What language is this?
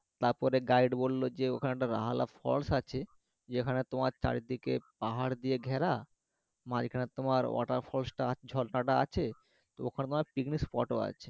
Bangla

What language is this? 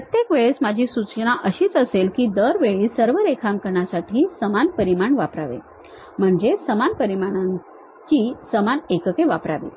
Marathi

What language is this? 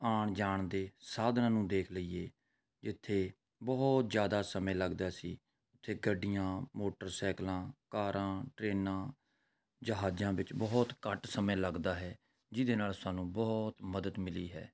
Punjabi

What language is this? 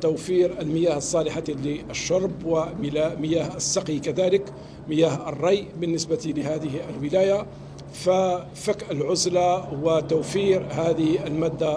Arabic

